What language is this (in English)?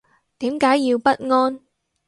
Cantonese